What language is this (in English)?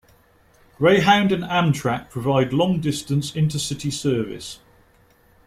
English